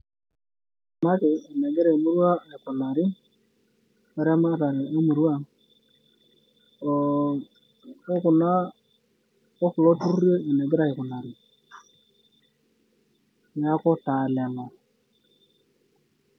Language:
Masai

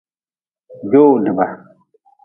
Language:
Nawdm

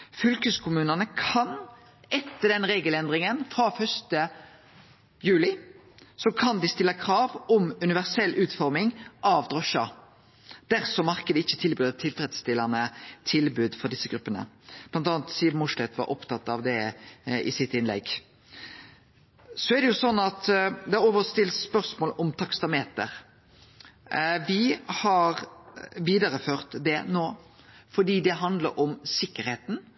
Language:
Norwegian Nynorsk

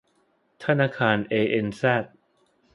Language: Thai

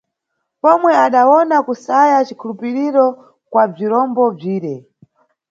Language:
Nyungwe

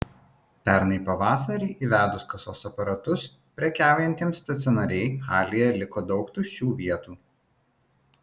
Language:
Lithuanian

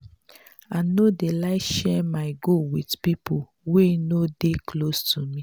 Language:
Nigerian Pidgin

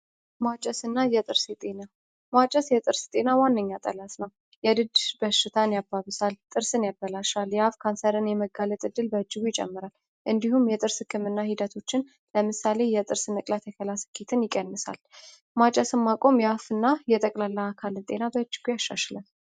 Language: Amharic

